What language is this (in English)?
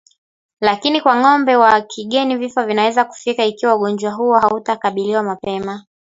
Swahili